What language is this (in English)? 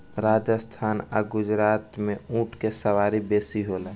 Bhojpuri